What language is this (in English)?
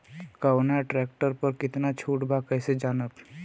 Bhojpuri